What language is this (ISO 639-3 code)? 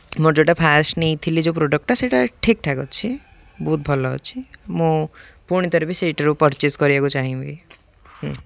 ori